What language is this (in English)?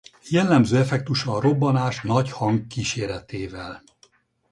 Hungarian